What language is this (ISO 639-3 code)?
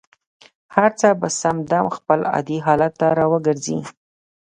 pus